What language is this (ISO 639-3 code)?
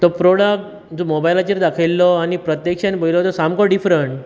kok